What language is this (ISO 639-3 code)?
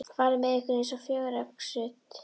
isl